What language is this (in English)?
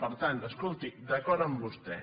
Catalan